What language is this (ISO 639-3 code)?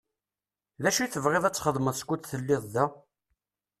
kab